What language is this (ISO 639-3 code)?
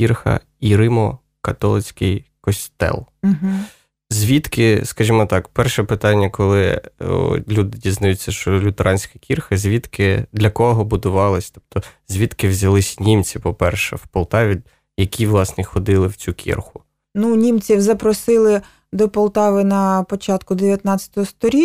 ukr